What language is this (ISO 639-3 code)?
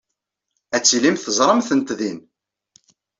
kab